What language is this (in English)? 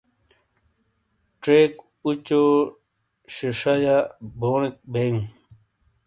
Shina